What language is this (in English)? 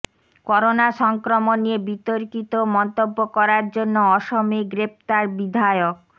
Bangla